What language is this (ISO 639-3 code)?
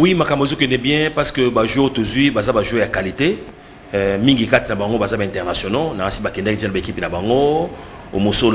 fra